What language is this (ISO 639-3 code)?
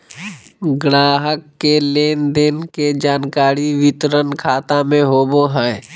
mag